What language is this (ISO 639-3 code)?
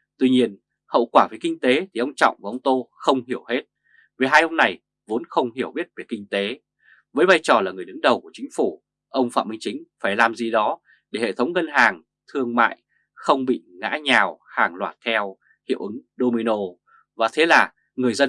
vie